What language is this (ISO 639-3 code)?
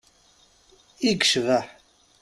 kab